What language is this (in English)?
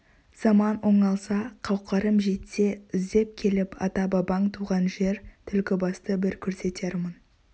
Kazakh